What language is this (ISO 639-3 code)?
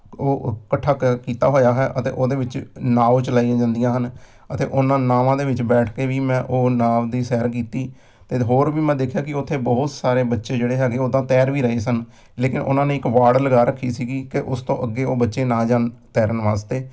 pan